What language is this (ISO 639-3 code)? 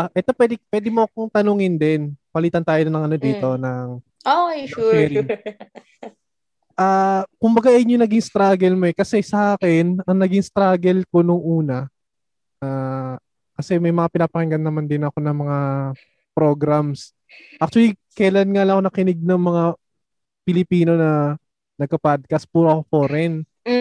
fil